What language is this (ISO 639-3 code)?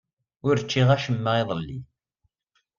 kab